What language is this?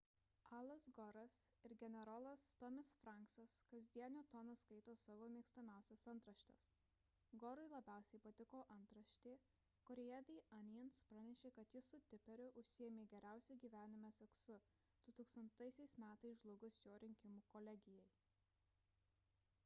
Lithuanian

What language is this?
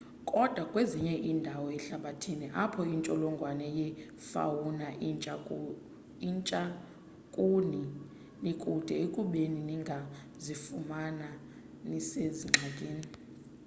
Xhosa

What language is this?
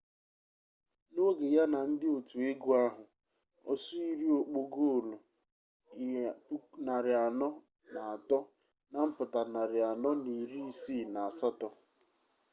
Igbo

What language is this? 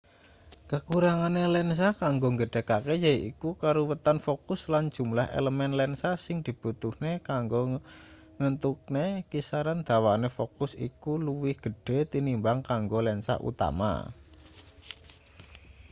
Javanese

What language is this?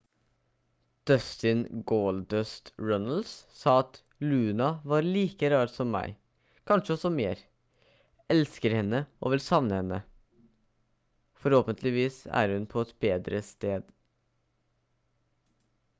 Norwegian Bokmål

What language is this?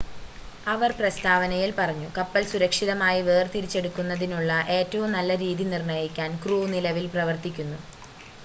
Malayalam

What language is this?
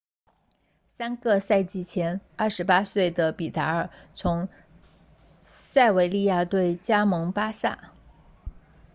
Chinese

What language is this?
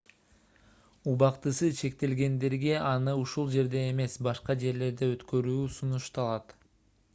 Kyrgyz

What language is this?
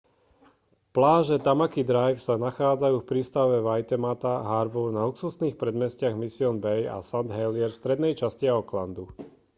Slovak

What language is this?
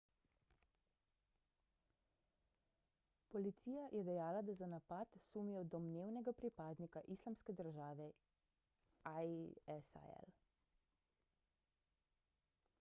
Slovenian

